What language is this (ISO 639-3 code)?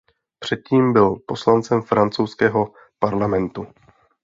ces